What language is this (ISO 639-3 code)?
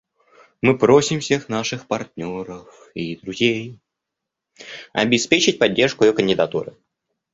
rus